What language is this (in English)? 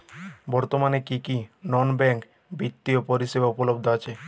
Bangla